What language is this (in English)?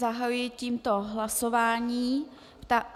Czech